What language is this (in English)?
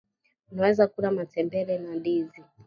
Swahili